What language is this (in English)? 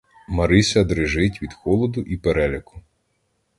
Ukrainian